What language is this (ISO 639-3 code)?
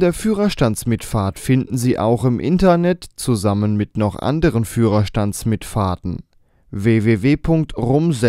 deu